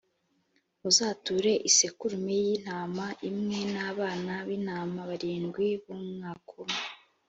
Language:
Kinyarwanda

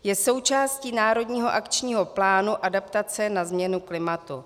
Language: Czech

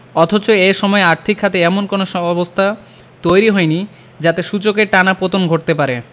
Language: Bangla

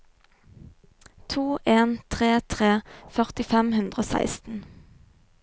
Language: Norwegian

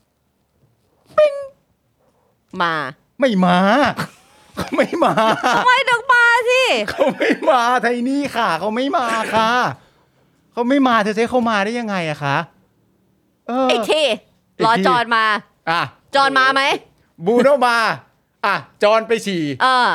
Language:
Thai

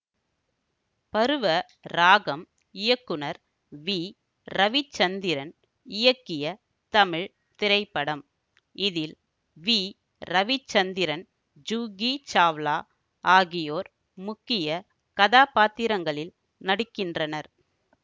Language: Tamil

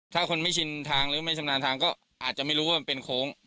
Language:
Thai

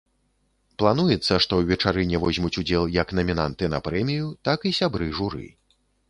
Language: Belarusian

